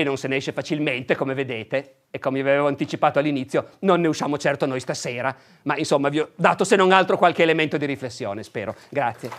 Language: Italian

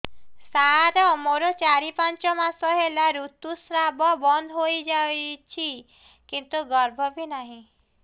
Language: Odia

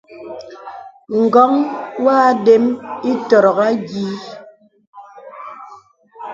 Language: Bebele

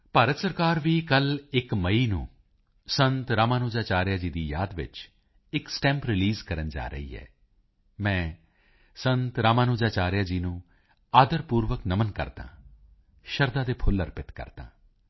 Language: Punjabi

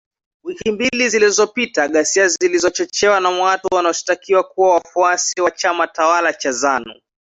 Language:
Swahili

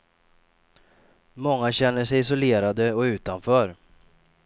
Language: Swedish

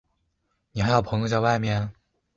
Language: Chinese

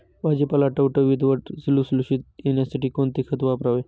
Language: Marathi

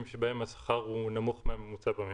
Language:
Hebrew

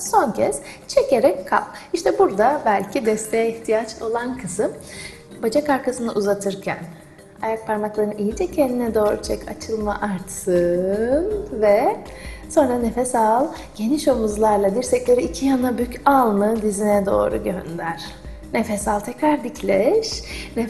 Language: Turkish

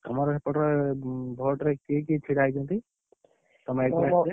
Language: Odia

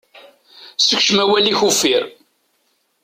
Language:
Kabyle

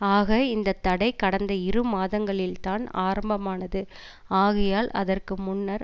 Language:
Tamil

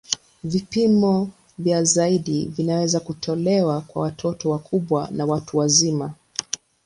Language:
Swahili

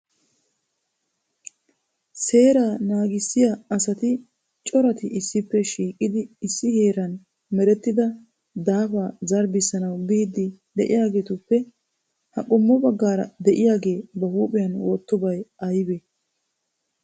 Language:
Wolaytta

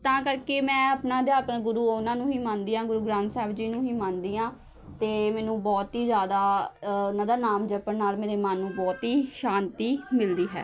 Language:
Punjabi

